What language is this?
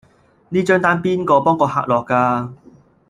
Cantonese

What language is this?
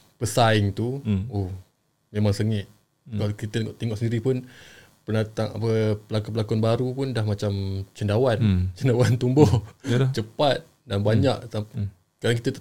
Malay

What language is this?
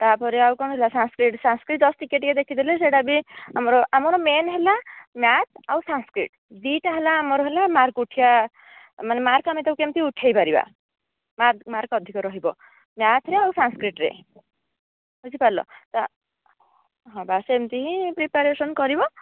Odia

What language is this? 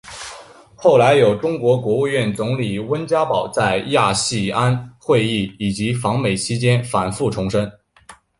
Chinese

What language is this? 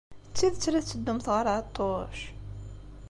Kabyle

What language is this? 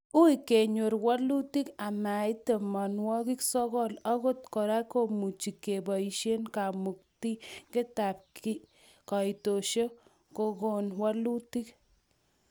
Kalenjin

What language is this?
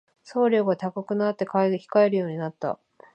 Japanese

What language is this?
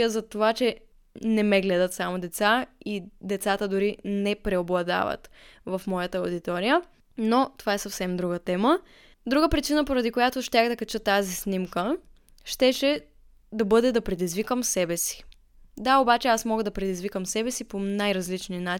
Bulgarian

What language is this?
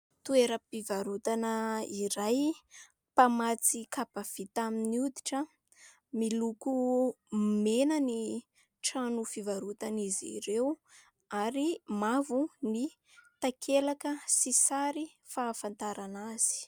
Malagasy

